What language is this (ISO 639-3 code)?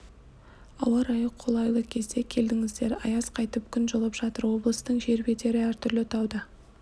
kaz